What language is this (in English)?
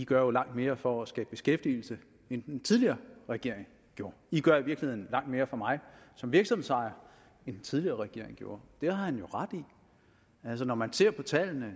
Danish